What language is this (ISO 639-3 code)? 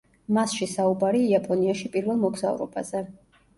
kat